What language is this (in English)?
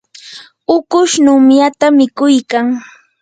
Yanahuanca Pasco Quechua